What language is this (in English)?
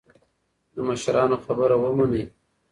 Pashto